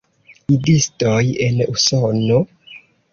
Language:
Esperanto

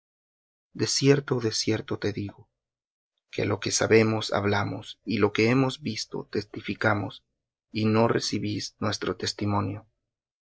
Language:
Spanish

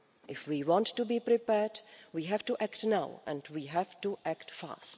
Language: English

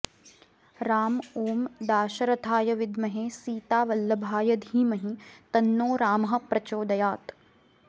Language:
Sanskrit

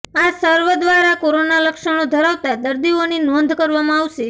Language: Gujarati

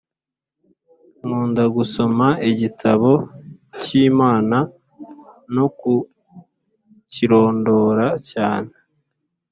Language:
Kinyarwanda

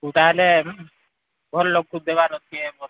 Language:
Odia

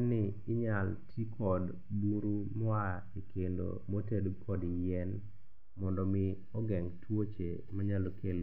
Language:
Luo (Kenya and Tanzania)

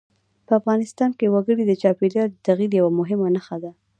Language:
Pashto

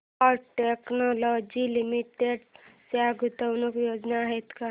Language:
Marathi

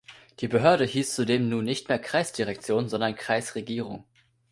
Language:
German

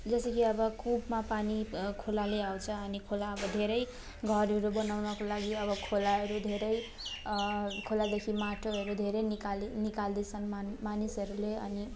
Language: Nepali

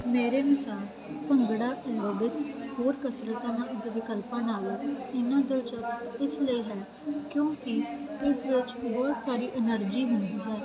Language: Punjabi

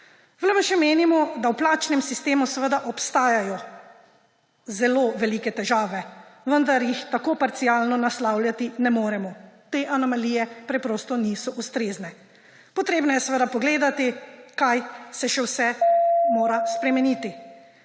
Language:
Slovenian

